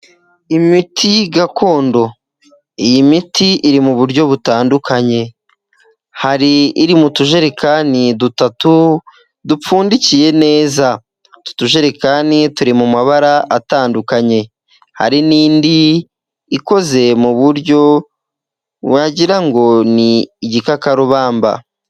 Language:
Kinyarwanda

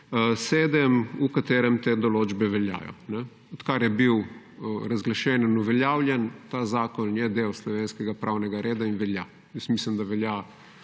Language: Slovenian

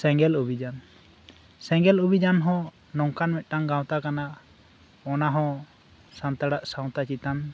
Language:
Santali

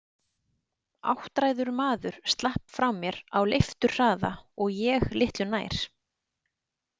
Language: Icelandic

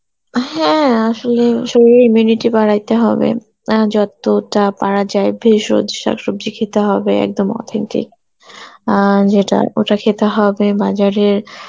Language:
Bangla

